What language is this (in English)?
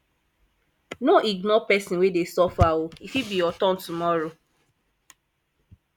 Nigerian Pidgin